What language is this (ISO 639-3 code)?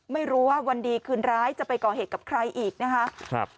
tha